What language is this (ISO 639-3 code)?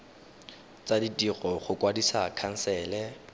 tsn